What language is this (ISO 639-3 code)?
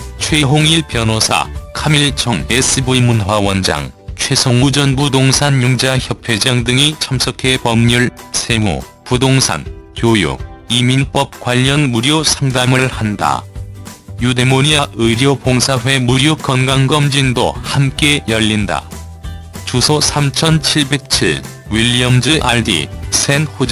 kor